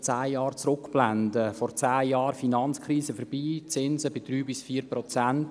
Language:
Swiss German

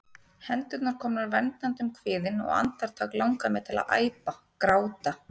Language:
Icelandic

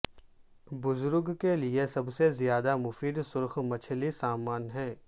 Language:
Urdu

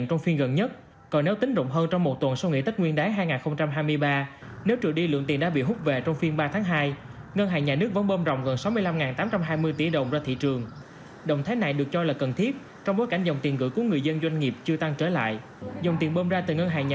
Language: Vietnamese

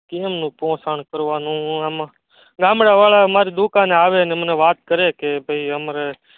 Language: Gujarati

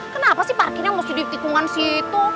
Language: Indonesian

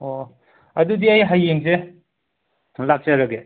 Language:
Manipuri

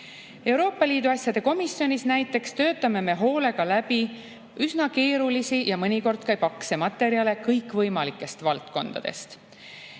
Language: Estonian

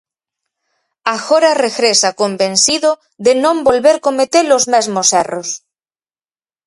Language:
Galician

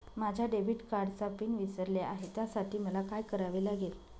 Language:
Marathi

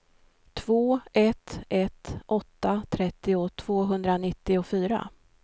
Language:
Swedish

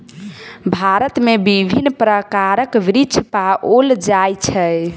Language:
Maithili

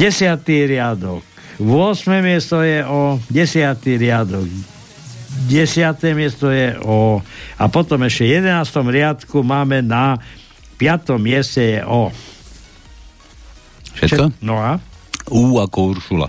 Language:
Slovak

